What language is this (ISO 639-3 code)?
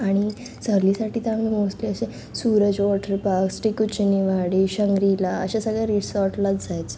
mar